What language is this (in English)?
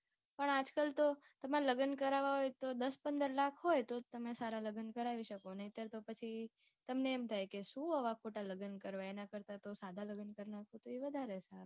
Gujarati